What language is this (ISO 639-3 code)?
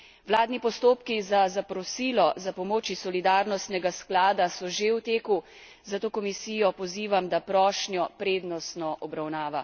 slv